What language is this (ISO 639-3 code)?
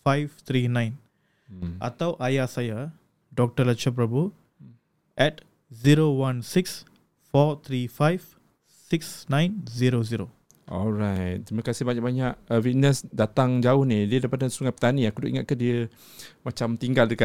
msa